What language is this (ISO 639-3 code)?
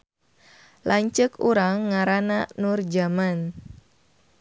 sun